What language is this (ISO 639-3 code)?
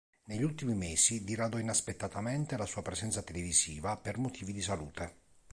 ita